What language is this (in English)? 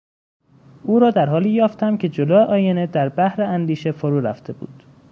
Persian